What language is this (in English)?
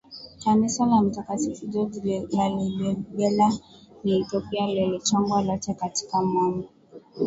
Swahili